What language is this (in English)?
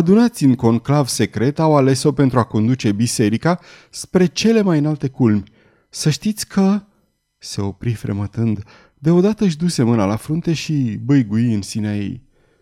Romanian